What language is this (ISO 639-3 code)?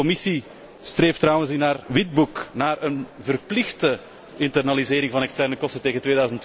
nld